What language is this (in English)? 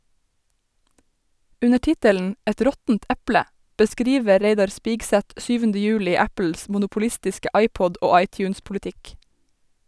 Norwegian